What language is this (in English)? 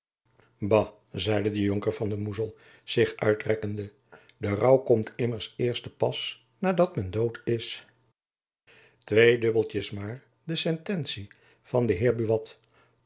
Dutch